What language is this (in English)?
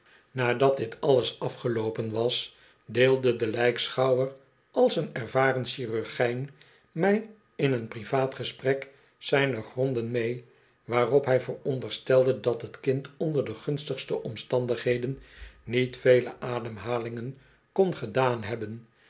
Dutch